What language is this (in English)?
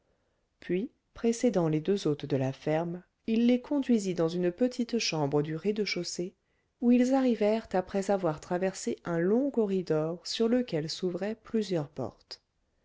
French